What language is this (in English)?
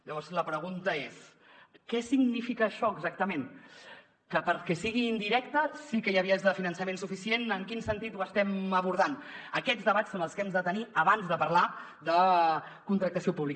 Catalan